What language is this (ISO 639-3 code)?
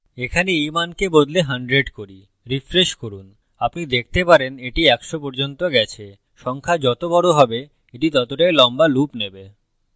ben